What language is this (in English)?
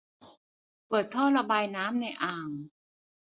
Thai